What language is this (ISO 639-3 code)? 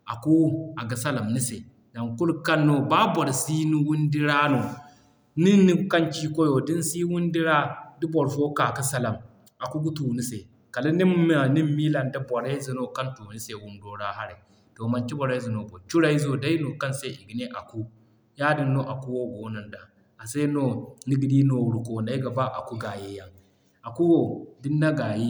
dje